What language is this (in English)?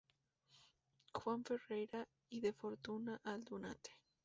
Spanish